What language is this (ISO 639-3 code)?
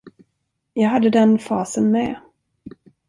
swe